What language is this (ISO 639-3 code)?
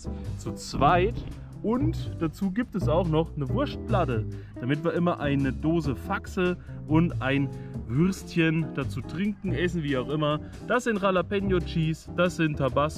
deu